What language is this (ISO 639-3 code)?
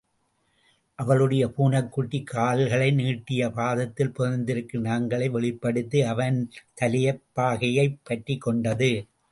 tam